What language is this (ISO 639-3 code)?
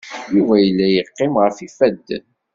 kab